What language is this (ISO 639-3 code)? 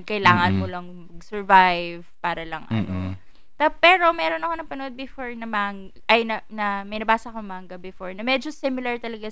fil